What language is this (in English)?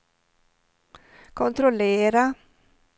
Swedish